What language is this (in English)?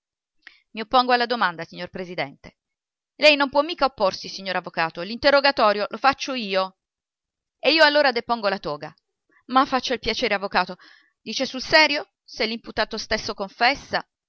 Italian